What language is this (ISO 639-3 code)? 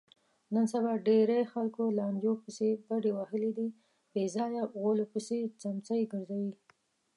pus